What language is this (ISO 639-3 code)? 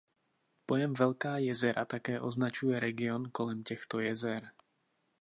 ces